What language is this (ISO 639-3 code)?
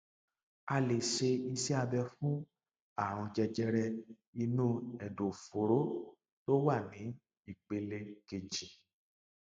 yor